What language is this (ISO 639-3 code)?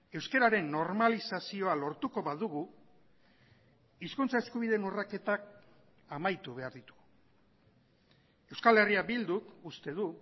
eus